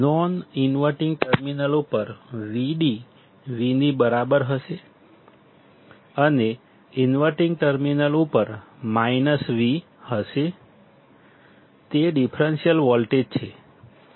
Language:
Gujarati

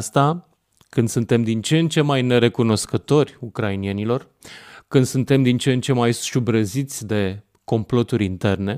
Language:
Romanian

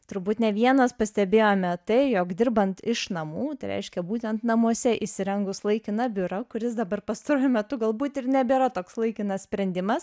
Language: Lithuanian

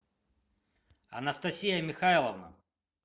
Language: Russian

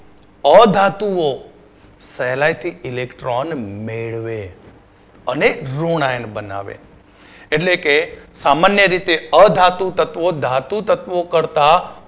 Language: Gujarati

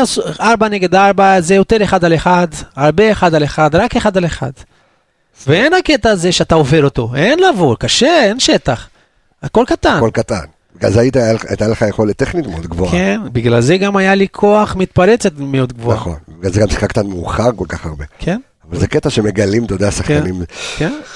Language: Hebrew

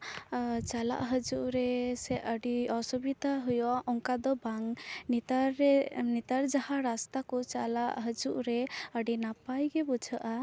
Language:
Santali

